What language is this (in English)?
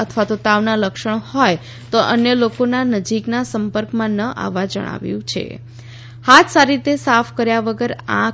Gujarati